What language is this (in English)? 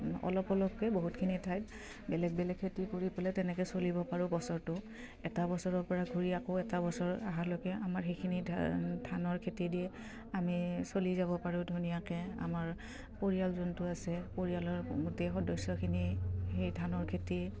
Assamese